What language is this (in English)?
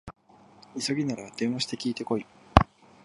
Japanese